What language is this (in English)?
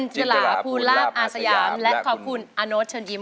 Thai